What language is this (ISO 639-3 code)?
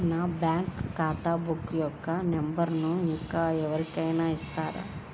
tel